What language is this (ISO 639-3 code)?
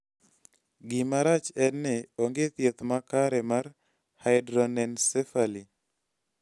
luo